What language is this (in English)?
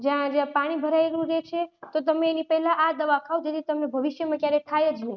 Gujarati